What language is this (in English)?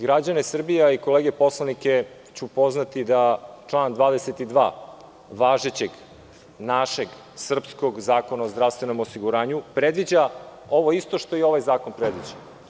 Serbian